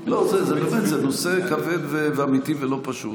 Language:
Hebrew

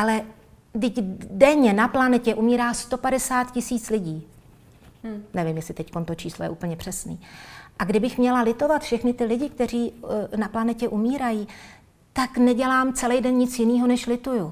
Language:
Czech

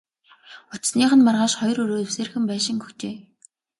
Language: Mongolian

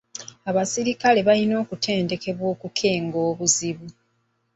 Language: Ganda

